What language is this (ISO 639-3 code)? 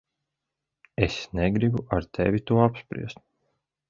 lav